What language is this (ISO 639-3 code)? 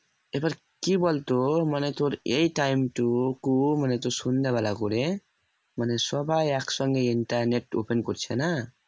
ben